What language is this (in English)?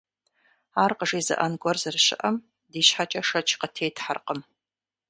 Kabardian